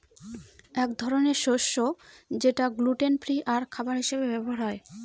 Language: Bangla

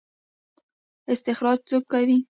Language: Pashto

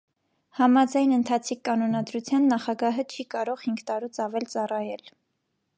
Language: Armenian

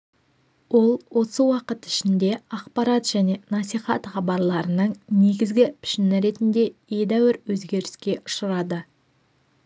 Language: Kazakh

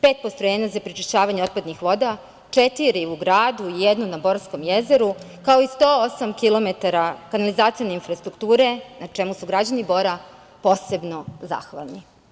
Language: Serbian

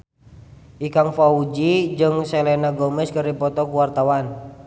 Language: Sundanese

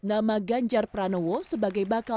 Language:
Indonesian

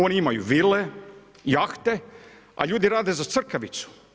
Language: Croatian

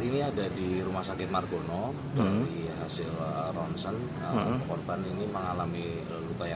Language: Indonesian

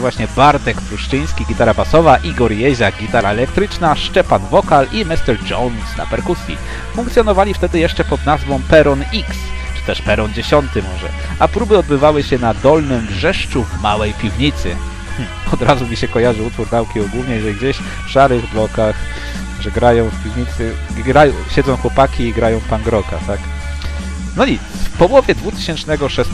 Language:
Polish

